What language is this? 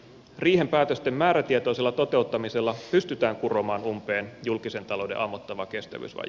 Finnish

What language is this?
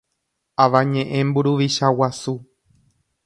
Guarani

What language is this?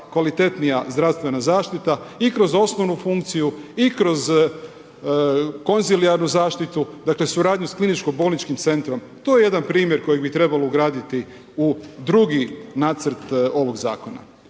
Croatian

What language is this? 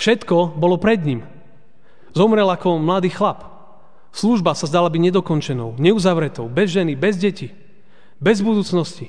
Slovak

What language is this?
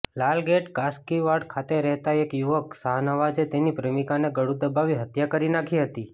Gujarati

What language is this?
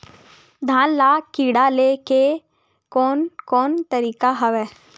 Chhattisgarhi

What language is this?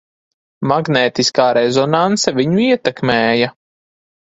Latvian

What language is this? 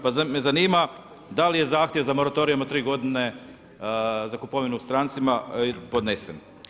Croatian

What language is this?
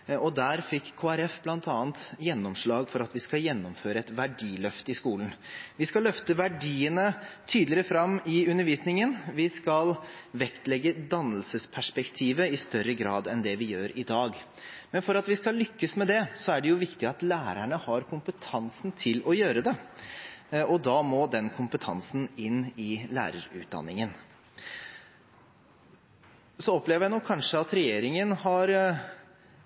Norwegian Bokmål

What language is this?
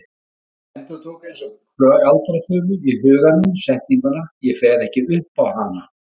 Icelandic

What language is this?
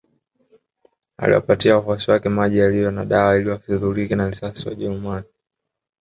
Swahili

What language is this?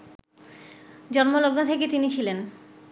Bangla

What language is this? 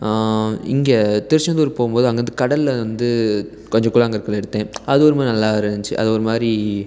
Tamil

